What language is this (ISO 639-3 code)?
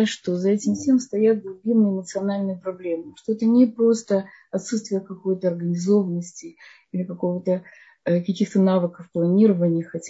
rus